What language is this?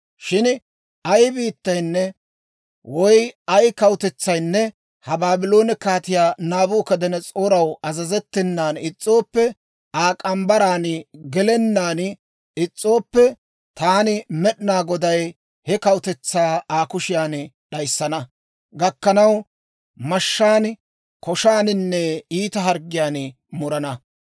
Dawro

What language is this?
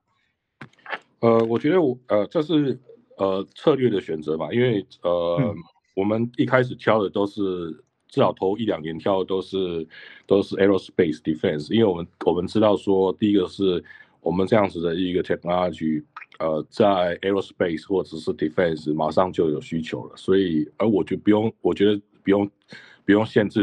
Chinese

